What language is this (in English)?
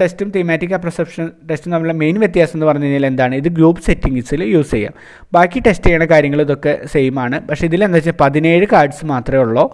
Malayalam